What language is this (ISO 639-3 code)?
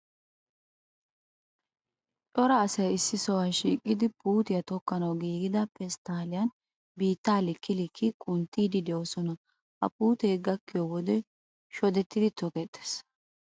wal